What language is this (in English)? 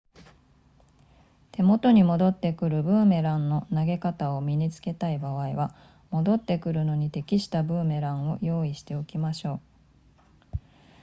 Japanese